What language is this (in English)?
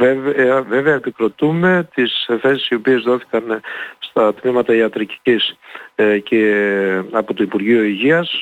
Greek